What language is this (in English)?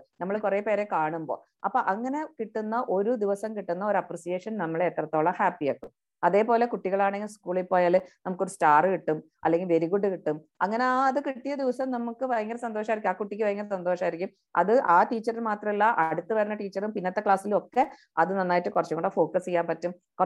Malayalam